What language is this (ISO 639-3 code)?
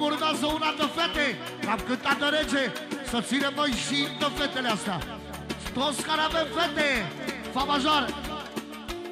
ron